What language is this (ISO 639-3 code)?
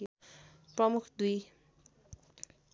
nep